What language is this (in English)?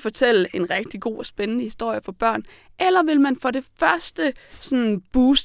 Danish